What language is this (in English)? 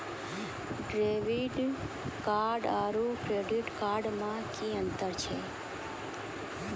Maithili